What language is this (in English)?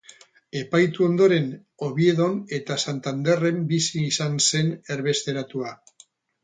Basque